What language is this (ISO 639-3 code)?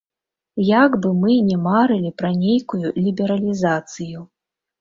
bel